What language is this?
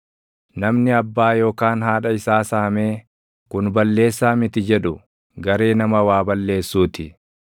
Oromo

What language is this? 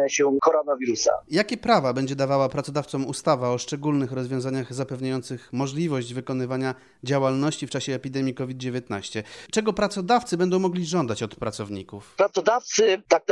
Polish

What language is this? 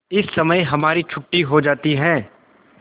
Hindi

